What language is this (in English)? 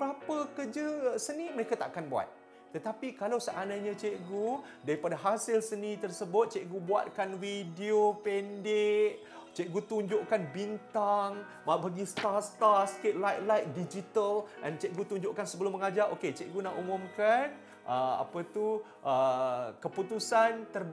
Malay